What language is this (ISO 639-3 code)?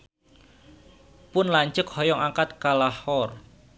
sun